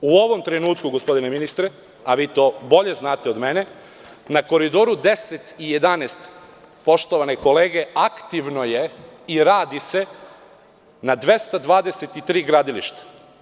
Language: Serbian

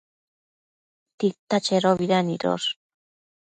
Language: Matsés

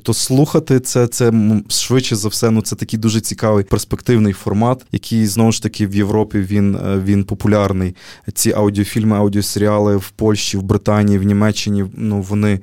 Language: Ukrainian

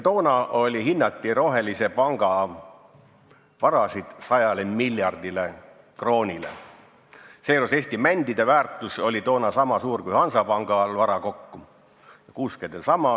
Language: Estonian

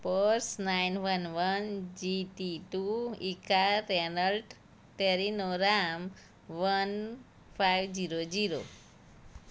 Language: Gujarati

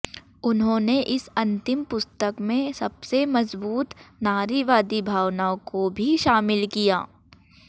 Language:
Hindi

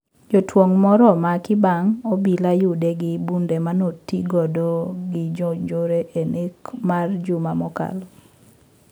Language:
Luo (Kenya and Tanzania)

